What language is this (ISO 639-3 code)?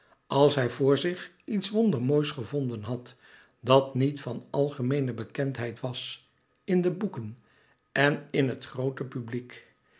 nld